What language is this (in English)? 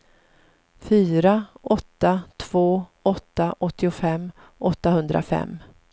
Swedish